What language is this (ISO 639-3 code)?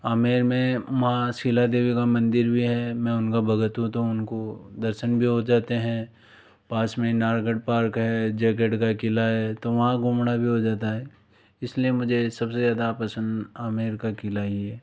hin